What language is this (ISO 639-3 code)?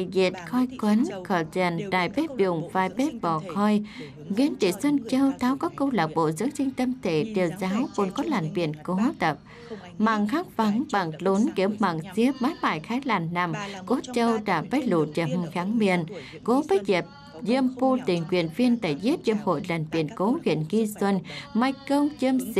vie